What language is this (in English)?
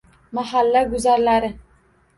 Uzbek